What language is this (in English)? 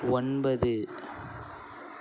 Tamil